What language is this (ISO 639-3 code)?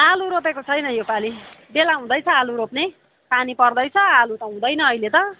nep